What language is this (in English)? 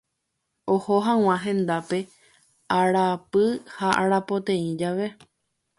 Guarani